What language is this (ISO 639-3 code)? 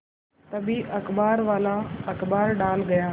hin